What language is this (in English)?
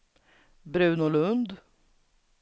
Swedish